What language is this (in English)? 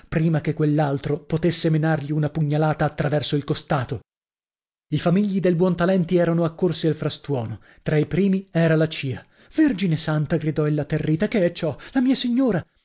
Italian